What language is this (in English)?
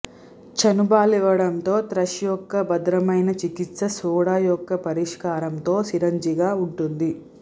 Telugu